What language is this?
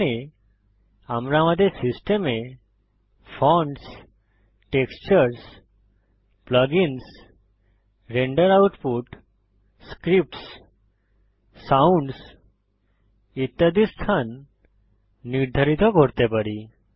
Bangla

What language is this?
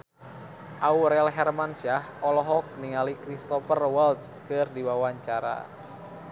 Sundanese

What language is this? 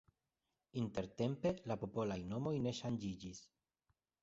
Esperanto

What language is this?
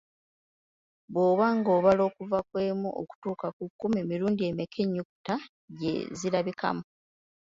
Ganda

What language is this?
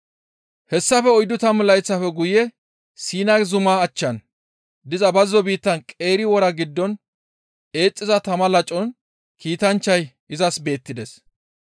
Gamo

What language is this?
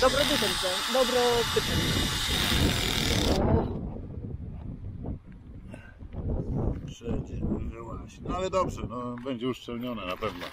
Polish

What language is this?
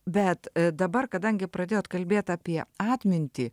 Lithuanian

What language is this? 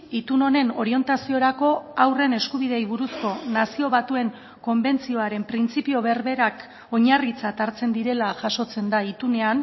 Basque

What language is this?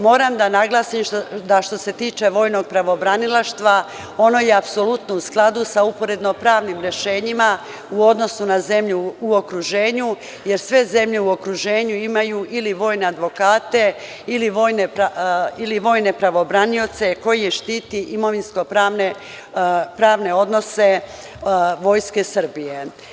Serbian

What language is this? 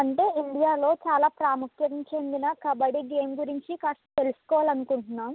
Telugu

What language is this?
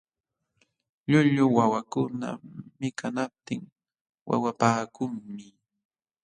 Jauja Wanca Quechua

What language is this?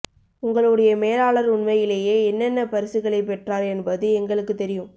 Tamil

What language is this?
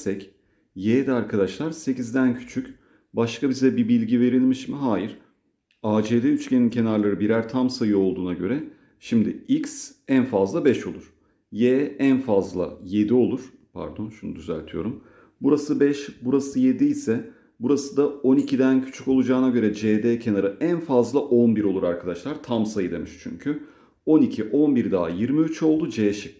Turkish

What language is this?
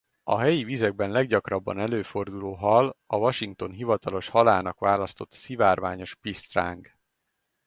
Hungarian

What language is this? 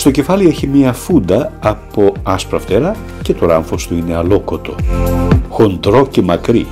Greek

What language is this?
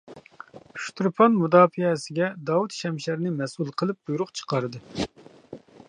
Uyghur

